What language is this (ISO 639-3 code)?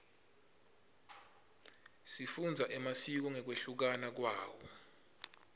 ssw